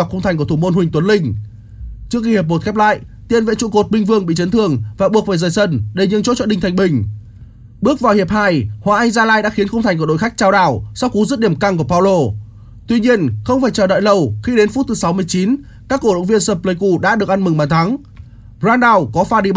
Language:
Vietnamese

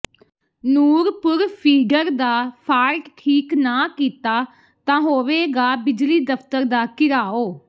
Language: Punjabi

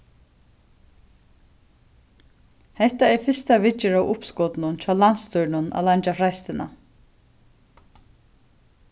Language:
Faroese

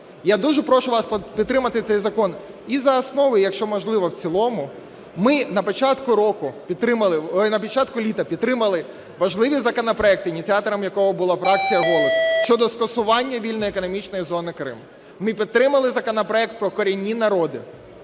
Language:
Ukrainian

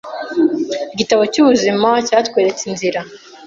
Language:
Kinyarwanda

